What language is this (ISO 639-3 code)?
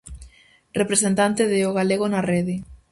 glg